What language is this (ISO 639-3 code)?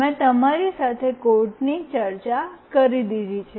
guj